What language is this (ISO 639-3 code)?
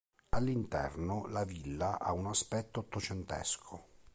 ita